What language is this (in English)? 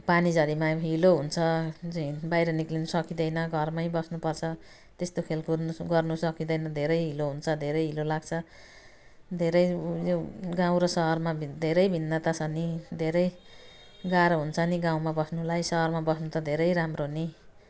Nepali